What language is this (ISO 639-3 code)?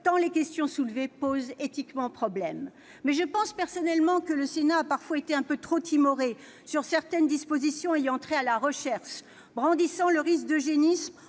fra